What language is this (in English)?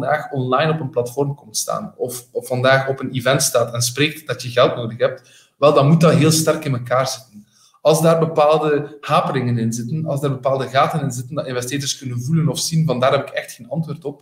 Dutch